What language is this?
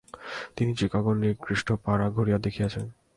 Bangla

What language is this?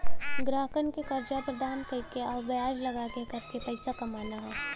Bhojpuri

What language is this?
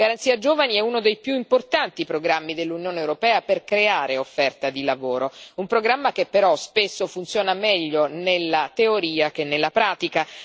Italian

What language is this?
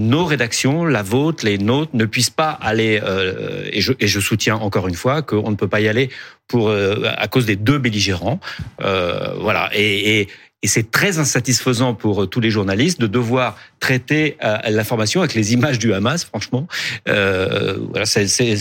French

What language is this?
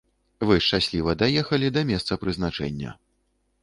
Belarusian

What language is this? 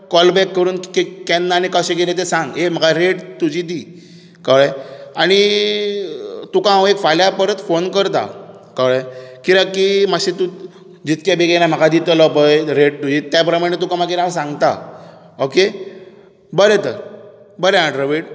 Konkani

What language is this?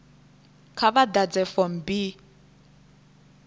Venda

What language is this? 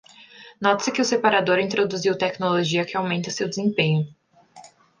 Portuguese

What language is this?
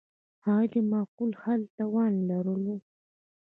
Pashto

